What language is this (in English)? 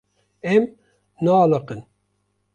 Kurdish